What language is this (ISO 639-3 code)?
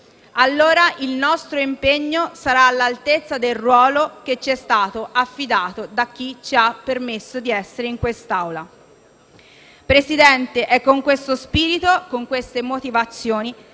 ita